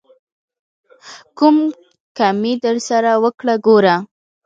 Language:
Pashto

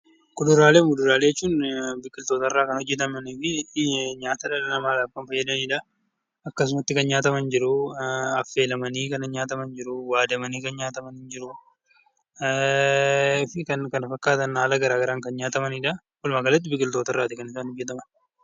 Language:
Oromo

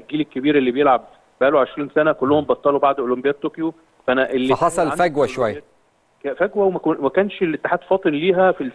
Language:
Arabic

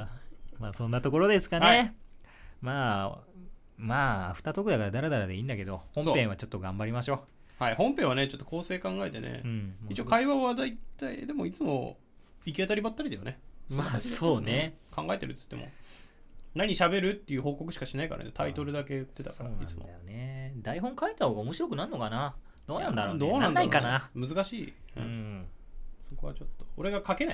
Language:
Japanese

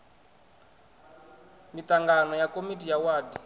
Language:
Venda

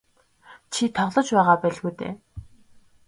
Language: Mongolian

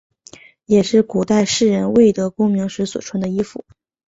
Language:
Chinese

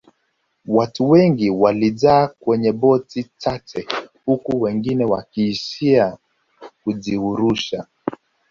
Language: Swahili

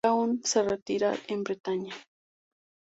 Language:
Spanish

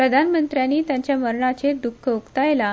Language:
Konkani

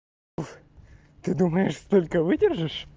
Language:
Russian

